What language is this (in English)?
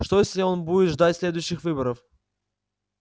Russian